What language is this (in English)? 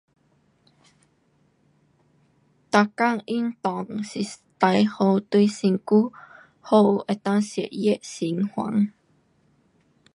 Pu-Xian Chinese